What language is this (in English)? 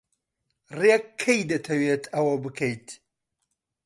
Central Kurdish